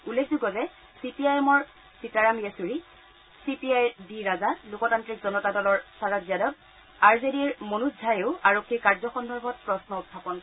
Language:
Assamese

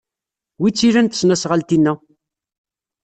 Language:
Kabyle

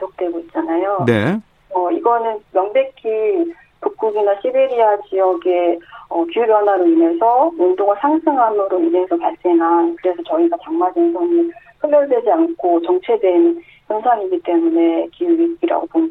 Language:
Korean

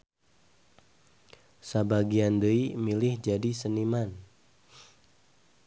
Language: Sundanese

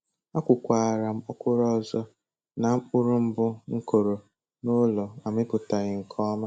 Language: Igbo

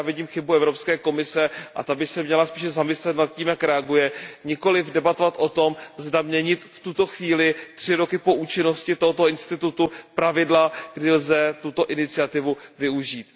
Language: Czech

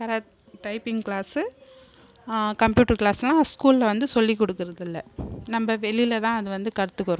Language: Tamil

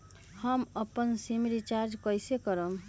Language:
Magahi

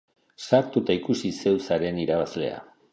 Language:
Basque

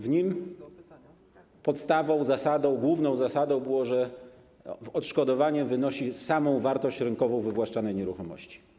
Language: Polish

